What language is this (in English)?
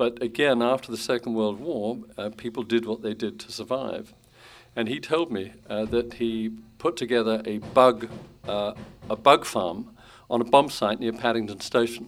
English